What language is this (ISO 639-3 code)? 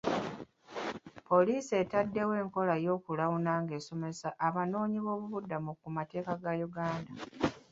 lug